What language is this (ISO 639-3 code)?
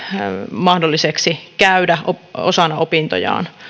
fin